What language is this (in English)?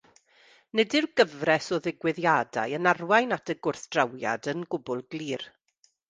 Welsh